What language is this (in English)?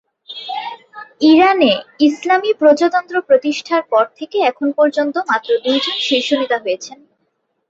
Bangla